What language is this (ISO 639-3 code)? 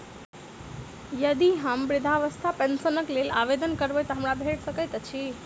mai